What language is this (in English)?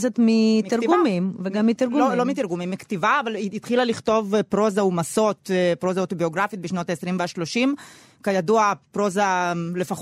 Hebrew